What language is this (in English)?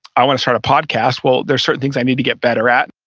English